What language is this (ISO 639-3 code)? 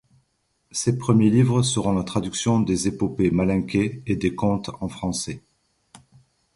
fra